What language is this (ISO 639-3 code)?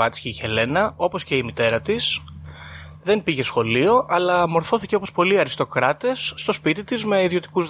ell